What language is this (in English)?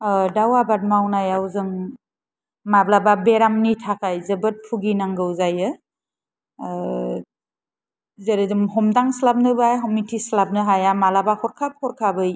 Bodo